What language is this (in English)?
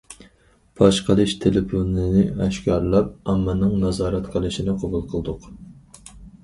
Uyghur